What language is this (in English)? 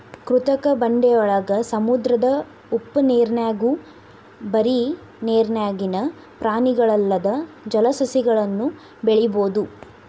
Kannada